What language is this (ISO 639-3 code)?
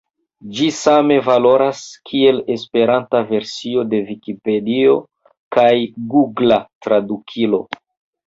epo